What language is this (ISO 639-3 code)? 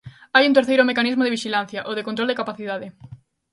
glg